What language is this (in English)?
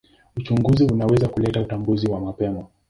Swahili